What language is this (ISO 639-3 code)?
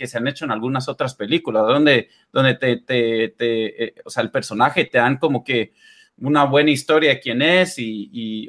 spa